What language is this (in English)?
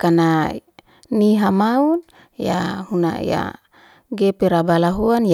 Liana-Seti